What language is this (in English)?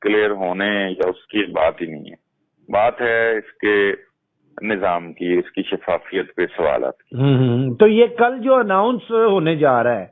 Urdu